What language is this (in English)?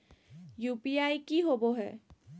Magahi